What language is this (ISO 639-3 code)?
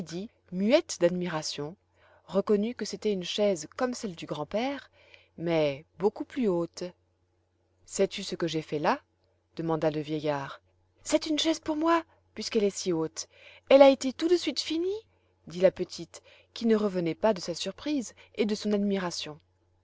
fra